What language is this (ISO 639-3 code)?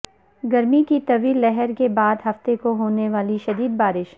urd